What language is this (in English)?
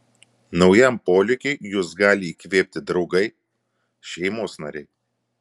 Lithuanian